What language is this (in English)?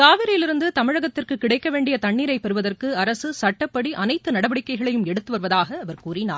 Tamil